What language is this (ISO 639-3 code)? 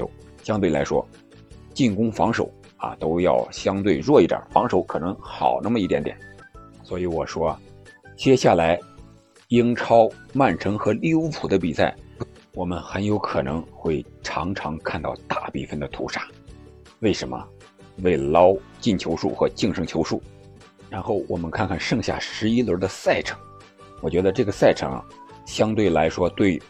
zho